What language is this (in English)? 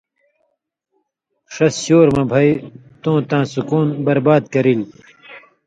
Indus Kohistani